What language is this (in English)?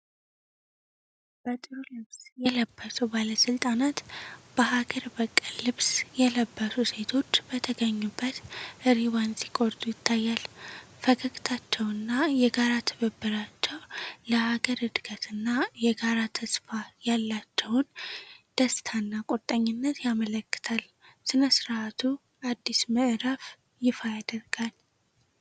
Amharic